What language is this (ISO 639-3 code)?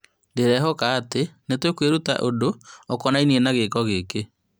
kik